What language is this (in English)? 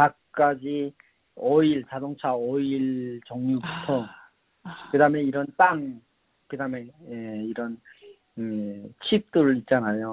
Korean